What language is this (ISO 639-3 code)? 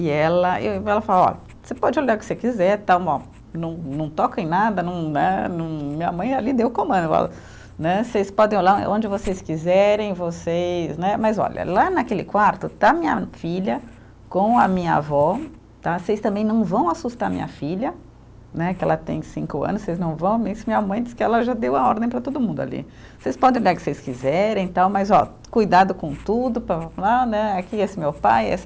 por